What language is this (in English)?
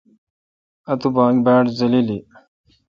Kalkoti